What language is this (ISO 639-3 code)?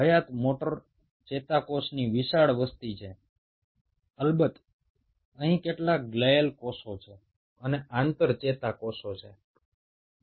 ben